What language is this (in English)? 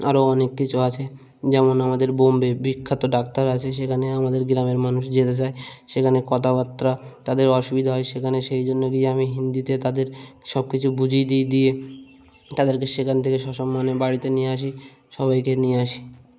Bangla